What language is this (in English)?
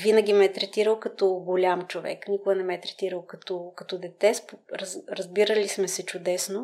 Bulgarian